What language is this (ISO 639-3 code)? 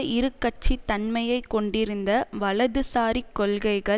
tam